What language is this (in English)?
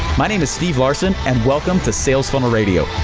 English